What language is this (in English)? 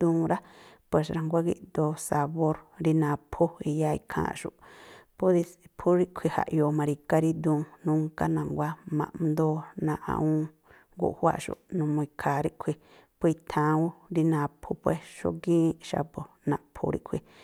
Tlacoapa Me'phaa